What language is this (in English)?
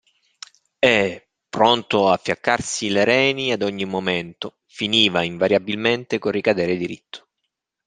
Italian